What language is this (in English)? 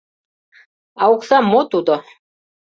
Mari